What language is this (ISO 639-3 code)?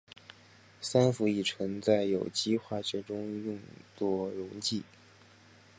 zho